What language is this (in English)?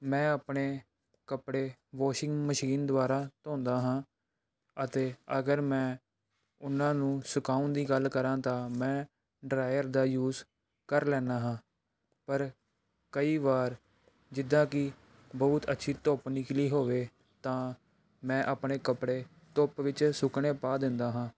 Punjabi